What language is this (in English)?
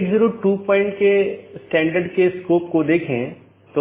Hindi